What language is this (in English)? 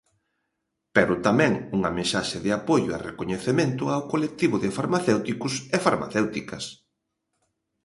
Galician